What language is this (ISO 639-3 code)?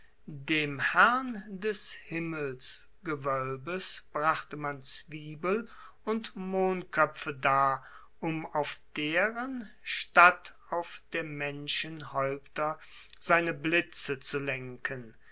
deu